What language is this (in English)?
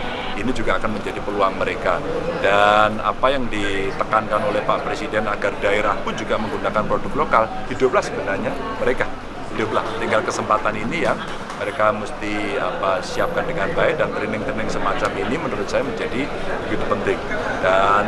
Indonesian